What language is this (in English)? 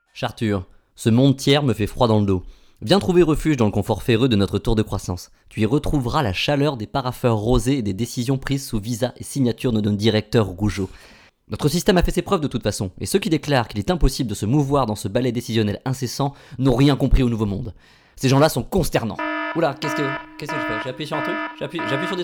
French